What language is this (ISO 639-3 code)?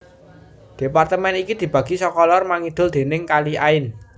jav